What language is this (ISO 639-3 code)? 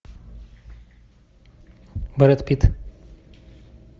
rus